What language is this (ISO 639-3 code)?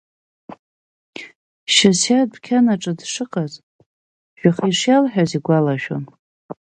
abk